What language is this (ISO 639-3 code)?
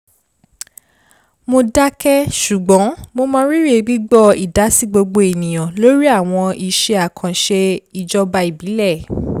yor